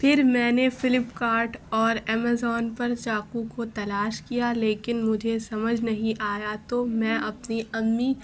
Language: Urdu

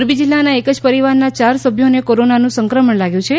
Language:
Gujarati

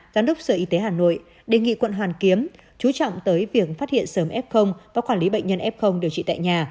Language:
Vietnamese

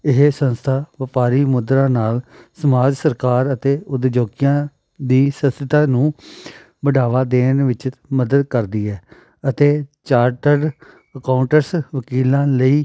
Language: Punjabi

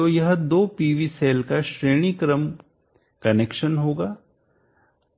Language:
Hindi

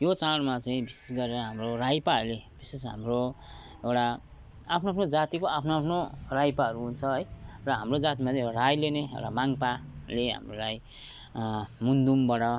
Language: Nepali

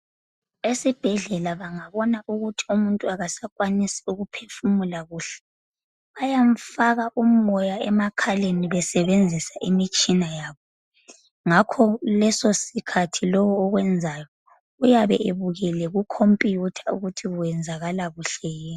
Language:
North Ndebele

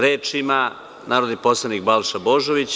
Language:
Serbian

